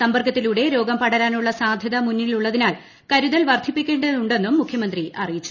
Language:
Malayalam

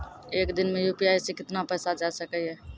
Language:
Maithili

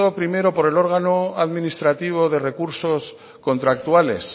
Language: Spanish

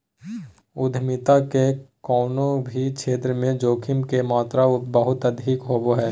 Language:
Magahi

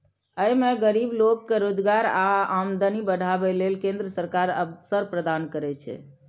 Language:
Maithili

